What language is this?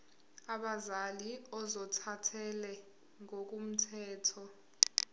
Zulu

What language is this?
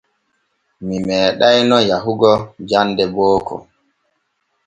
Borgu Fulfulde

